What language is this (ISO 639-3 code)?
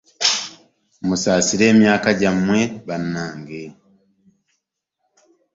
lug